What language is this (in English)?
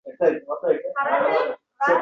Uzbek